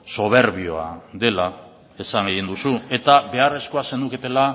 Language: Basque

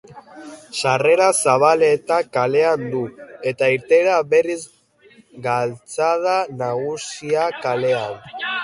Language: Basque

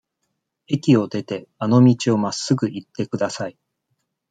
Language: Japanese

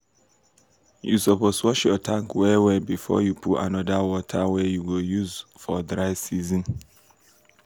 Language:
Nigerian Pidgin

